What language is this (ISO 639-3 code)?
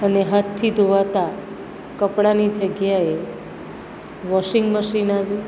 guj